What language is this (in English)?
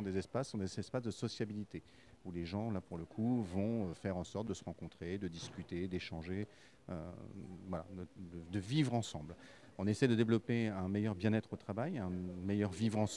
French